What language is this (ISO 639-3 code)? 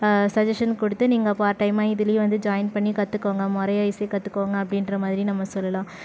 tam